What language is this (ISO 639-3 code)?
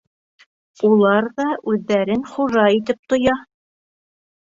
bak